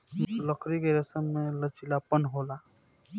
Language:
Bhojpuri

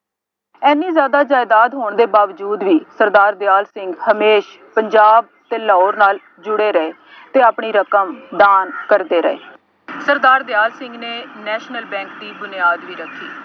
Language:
Punjabi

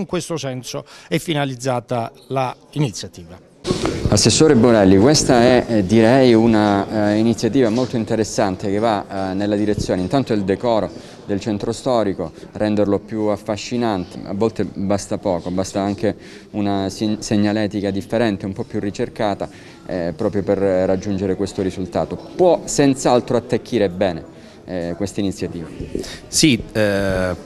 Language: Italian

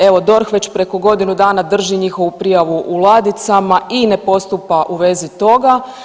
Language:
Croatian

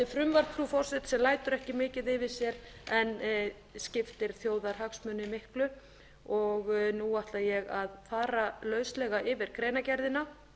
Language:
Icelandic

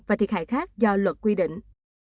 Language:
Vietnamese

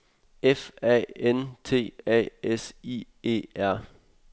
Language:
Danish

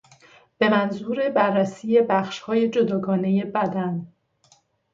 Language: Persian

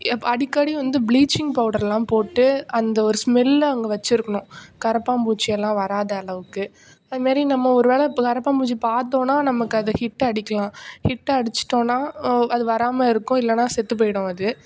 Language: Tamil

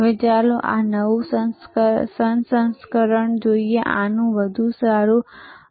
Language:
Gujarati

